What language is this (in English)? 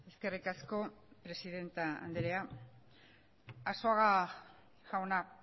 Basque